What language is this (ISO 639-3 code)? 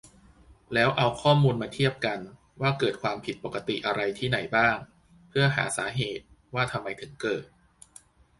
tha